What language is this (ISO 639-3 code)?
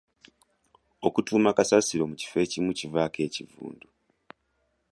lug